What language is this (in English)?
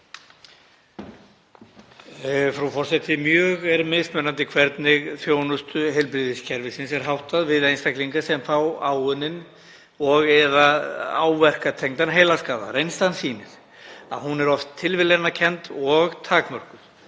Icelandic